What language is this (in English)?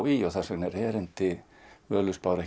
Icelandic